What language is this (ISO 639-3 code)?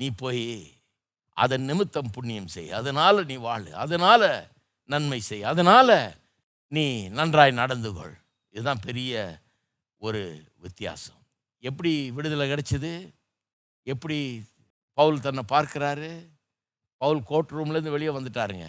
tam